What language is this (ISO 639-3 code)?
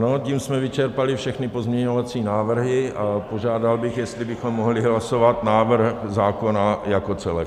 ces